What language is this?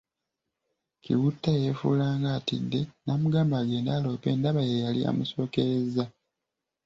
Ganda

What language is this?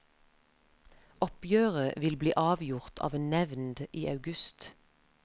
Norwegian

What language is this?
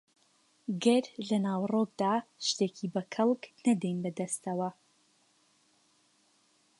Central Kurdish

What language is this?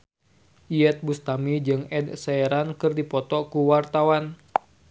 Sundanese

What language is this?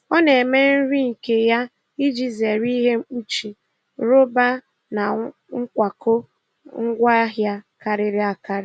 Igbo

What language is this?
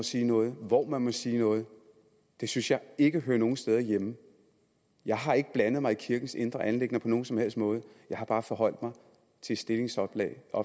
Danish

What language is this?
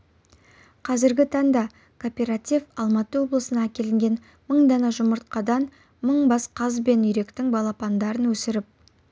Kazakh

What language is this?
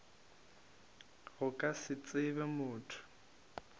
Northern Sotho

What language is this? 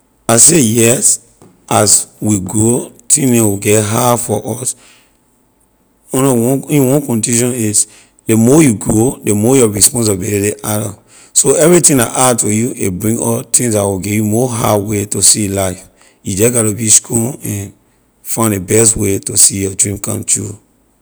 Liberian English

